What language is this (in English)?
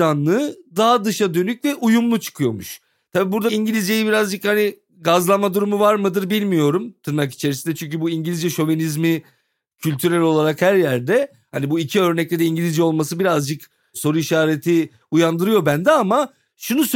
Turkish